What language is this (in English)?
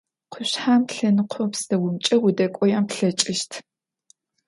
Adyghe